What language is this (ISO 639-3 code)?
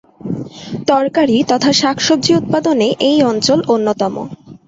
ben